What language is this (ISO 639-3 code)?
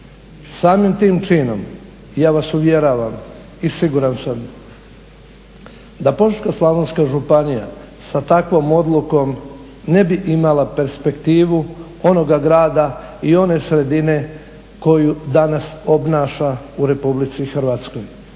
hrv